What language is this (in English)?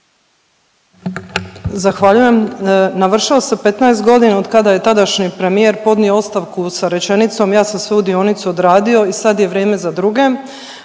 Croatian